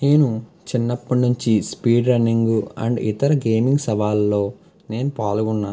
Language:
Telugu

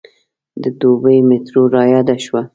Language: Pashto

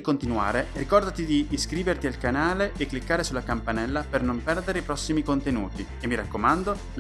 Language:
Italian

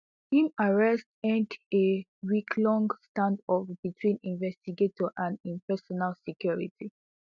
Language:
Nigerian Pidgin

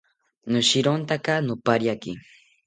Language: South Ucayali Ashéninka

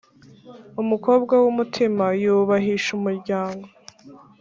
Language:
Kinyarwanda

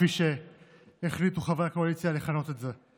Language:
Hebrew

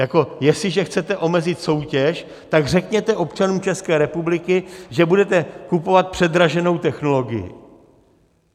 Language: Czech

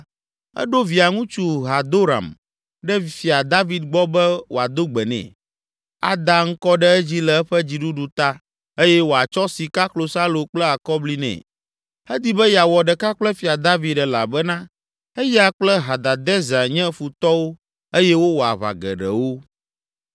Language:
Ewe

